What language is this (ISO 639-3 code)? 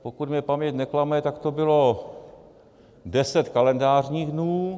ces